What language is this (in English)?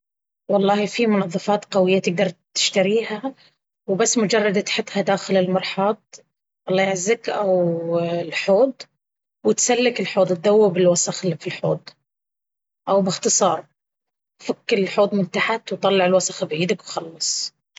Baharna Arabic